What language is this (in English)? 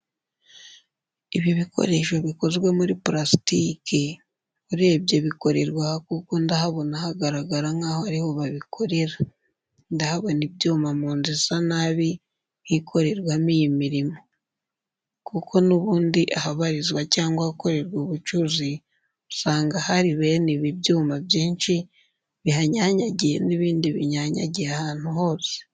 Kinyarwanda